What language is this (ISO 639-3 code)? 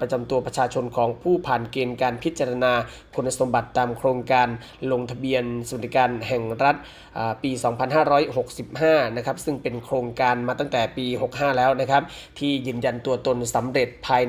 tha